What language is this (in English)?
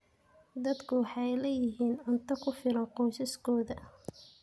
Somali